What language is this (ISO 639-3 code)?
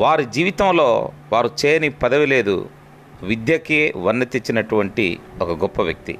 tel